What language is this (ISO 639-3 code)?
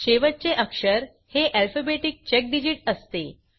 mar